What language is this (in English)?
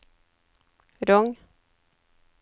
Norwegian